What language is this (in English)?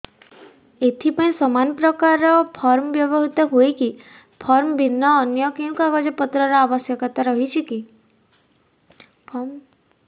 Odia